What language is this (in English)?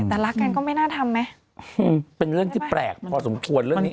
Thai